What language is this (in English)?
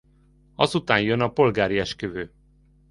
Hungarian